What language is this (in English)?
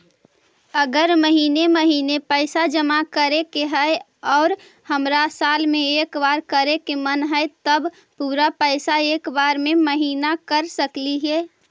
Magahi